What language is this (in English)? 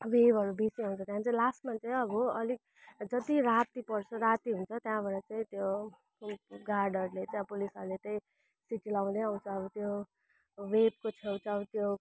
Nepali